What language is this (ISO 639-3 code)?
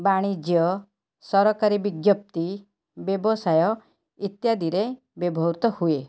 ori